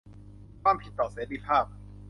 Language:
Thai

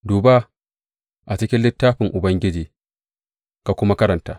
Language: Hausa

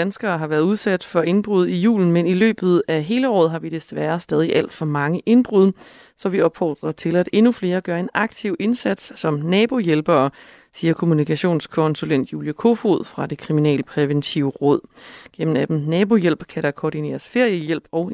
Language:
Danish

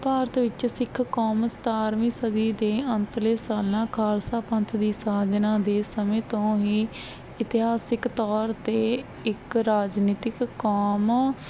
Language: Punjabi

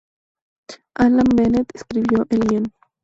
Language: Spanish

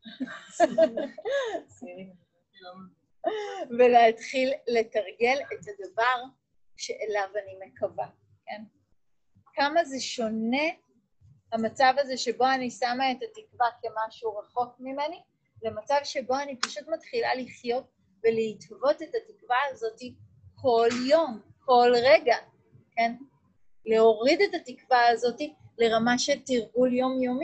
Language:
Hebrew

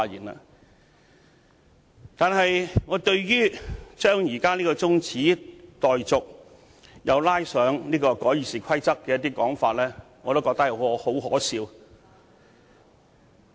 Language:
Cantonese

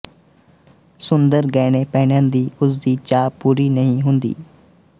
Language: Punjabi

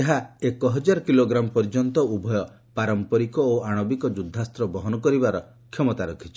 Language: Odia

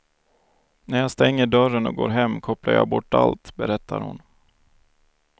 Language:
Swedish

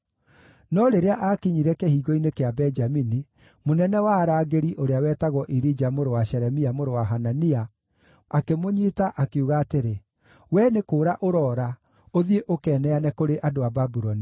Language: Kikuyu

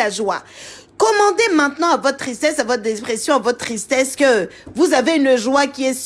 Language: French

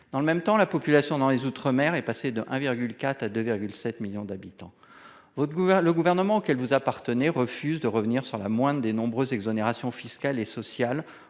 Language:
French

